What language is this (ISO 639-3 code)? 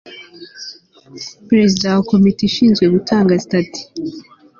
kin